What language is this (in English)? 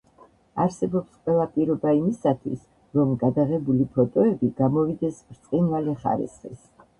Georgian